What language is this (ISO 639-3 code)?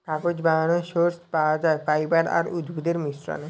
ben